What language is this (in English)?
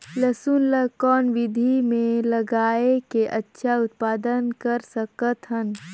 Chhattisgarhi